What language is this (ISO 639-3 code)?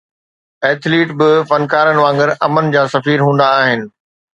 snd